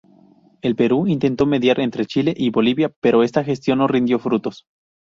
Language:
Spanish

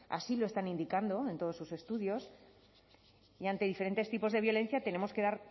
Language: Spanish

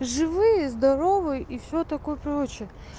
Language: Russian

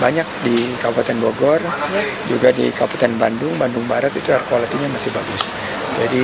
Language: Indonesian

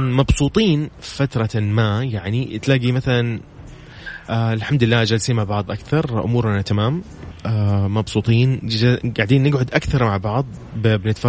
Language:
Arabic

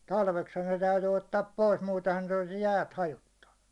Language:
Finnish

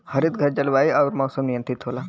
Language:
Bhojpuri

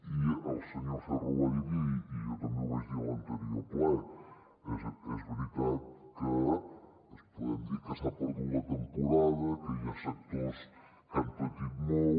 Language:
Catalan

